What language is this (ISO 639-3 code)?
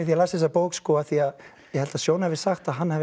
isl